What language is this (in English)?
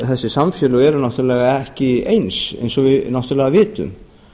Icelandic